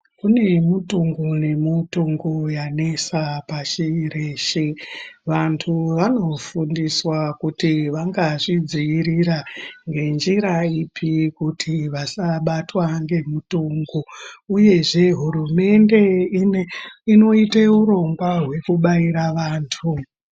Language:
Ndau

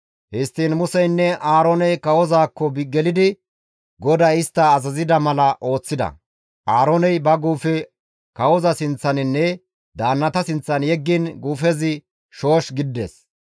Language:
Gamo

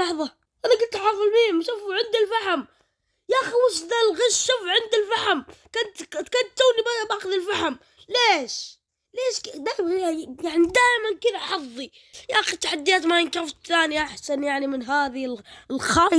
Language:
Arabic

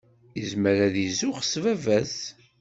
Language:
Kabyle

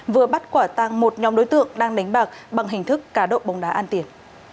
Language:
Vietnamese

